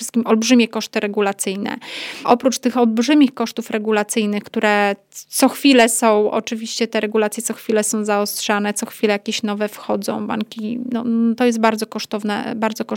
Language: Polish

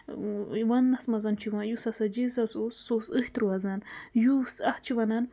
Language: Kashmiri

